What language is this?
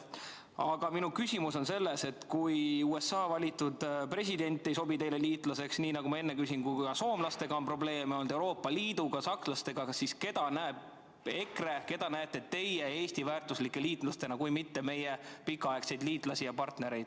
Estonian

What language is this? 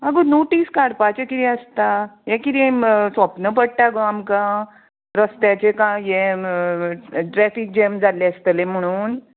Konkani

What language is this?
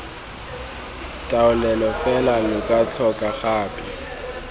Tswana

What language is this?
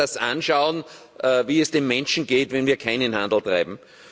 German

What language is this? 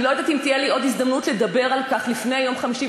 Hebrew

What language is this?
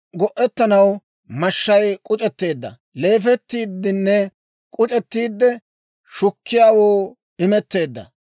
Dawro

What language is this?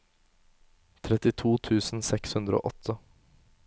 Norwegian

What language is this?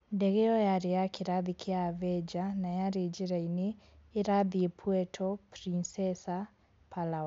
Kikuyu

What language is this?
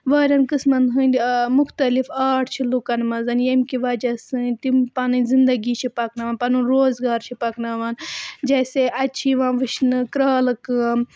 Kashmiri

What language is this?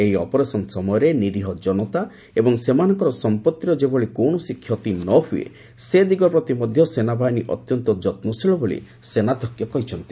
Odia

